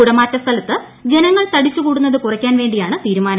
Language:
Malayalam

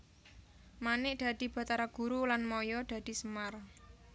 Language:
Javanese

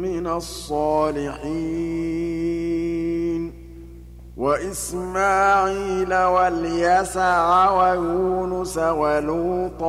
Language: Arabic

